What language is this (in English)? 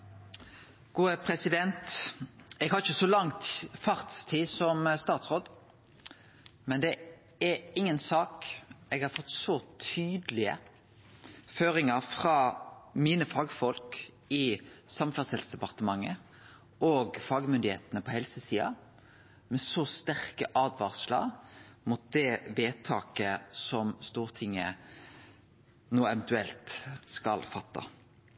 Norwegian Nynorsk